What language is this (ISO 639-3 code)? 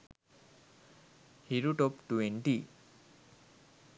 sin